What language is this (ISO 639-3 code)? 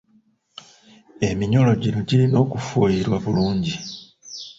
lug